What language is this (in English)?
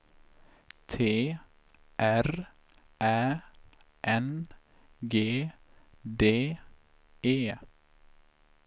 Swedish